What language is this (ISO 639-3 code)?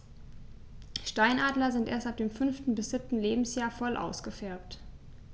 deu